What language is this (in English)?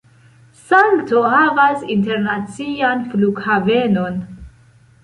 Esperanto